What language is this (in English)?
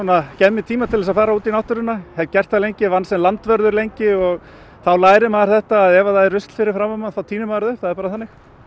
Icelandic